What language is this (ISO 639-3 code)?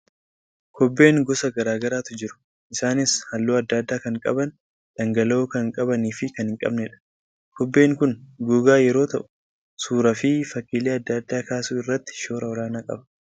orm